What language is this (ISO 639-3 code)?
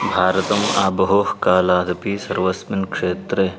san